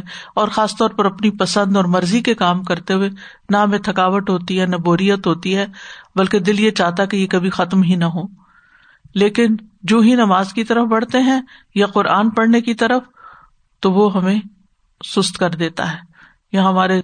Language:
Urdu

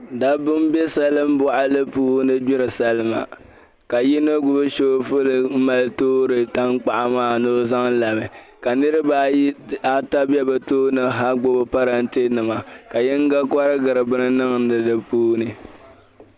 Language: Dagbani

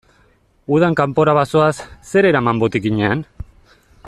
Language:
Basque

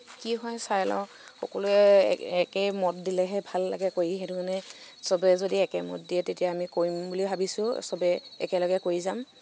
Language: Assamese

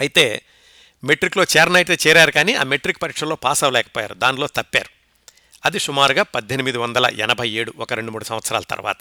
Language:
Telugu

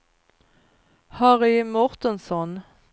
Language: Swedish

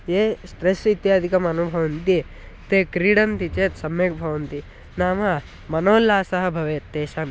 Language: Sanskrit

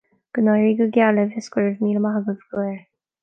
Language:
Irish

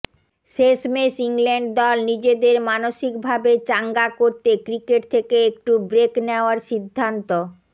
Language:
Bangla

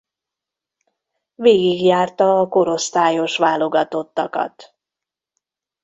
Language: Hungarian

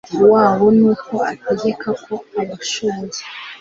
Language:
Kinyarwanda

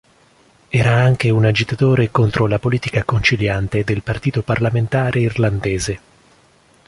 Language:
Italian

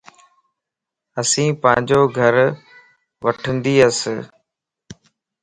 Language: Lasi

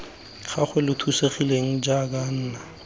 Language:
Tswana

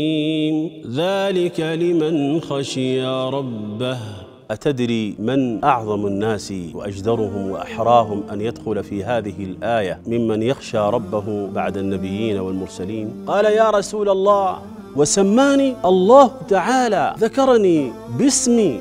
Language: Arabic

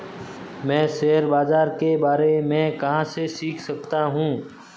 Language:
Hindi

